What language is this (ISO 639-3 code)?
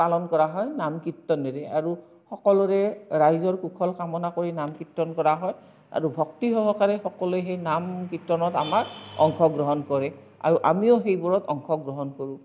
asm